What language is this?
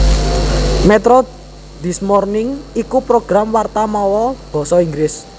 Javanese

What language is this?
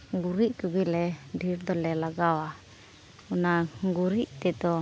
Santali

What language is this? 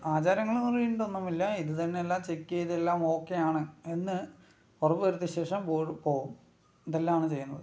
Malayalam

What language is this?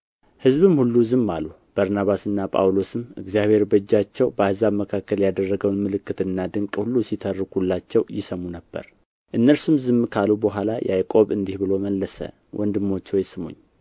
Amharic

